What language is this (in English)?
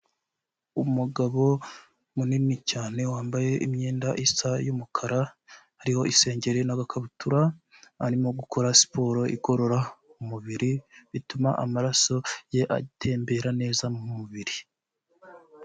Kinyarwanda